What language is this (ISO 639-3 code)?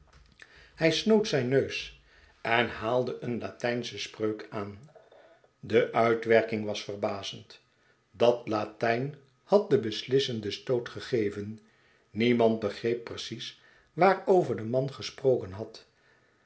nld